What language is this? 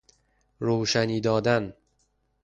Persian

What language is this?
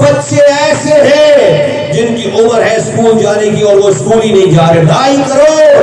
Urdu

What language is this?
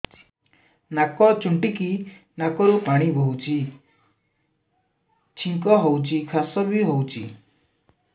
Odia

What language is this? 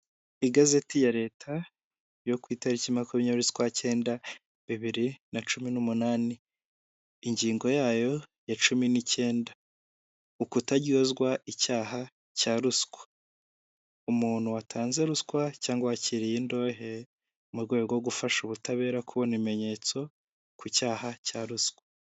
Kinyarwanda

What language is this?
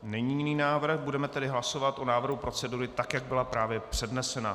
Czech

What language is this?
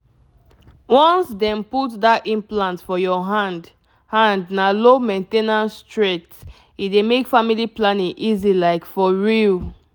Nigerian Pidgin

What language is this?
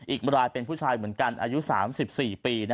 Thai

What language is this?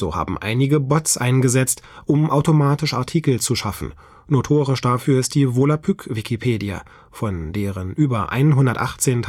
German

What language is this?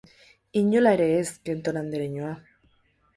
Basque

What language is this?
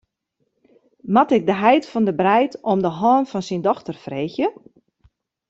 Western Frisian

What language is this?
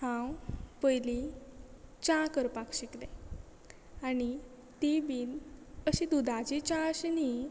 Konkani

